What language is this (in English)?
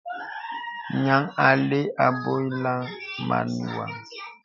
Bebele